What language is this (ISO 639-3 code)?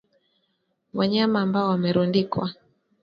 swa